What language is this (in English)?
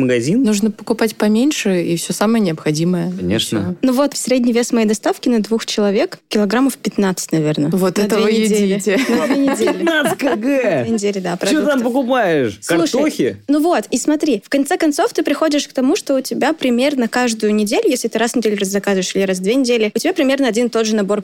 Russian